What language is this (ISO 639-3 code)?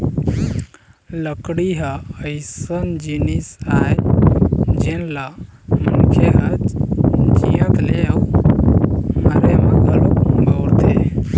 hne